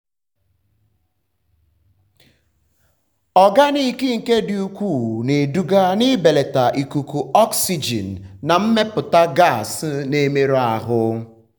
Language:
Igbo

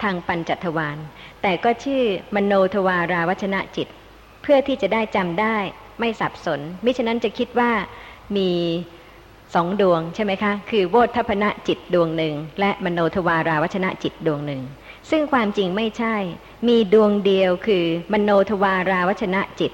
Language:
Thai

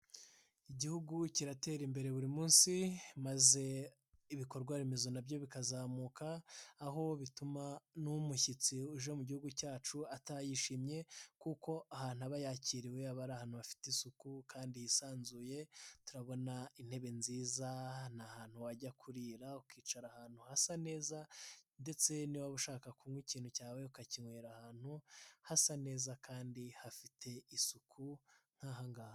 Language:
Kinyarwanda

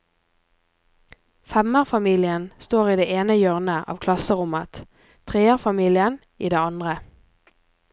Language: Norwegian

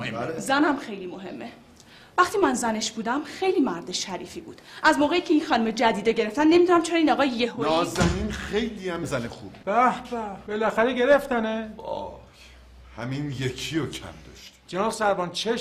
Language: Persian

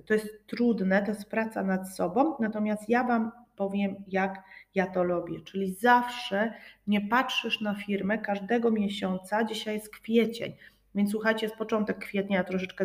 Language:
Polish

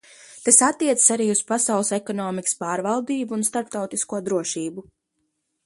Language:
Latvian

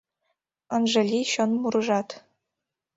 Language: Mari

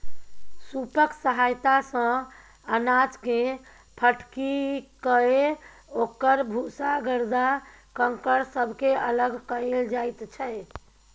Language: Maithili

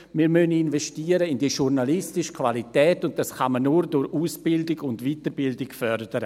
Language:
Swiss German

